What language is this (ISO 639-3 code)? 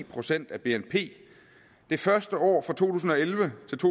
dan